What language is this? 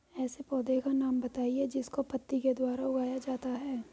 Hindi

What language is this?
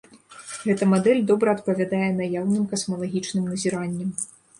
Belarusian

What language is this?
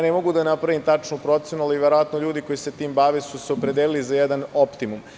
Serbian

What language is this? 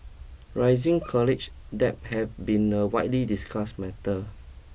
English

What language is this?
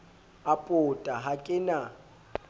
Southern Sotho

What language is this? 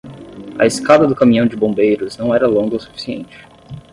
Portuguese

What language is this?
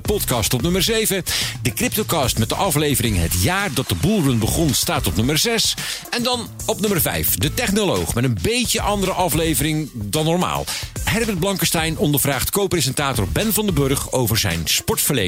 Dutch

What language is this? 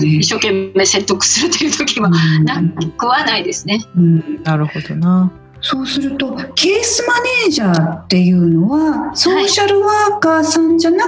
Japanese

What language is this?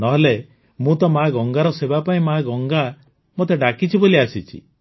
Odia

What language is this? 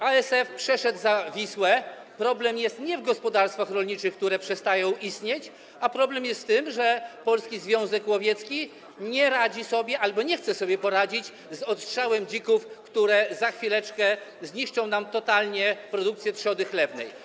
Polish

